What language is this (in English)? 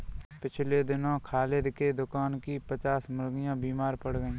Hindi